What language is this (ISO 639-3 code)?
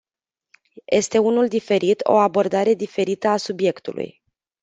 ron